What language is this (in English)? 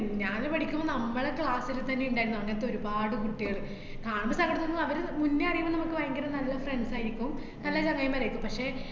Malayalam